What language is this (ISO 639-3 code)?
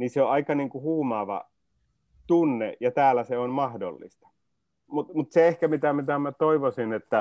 fin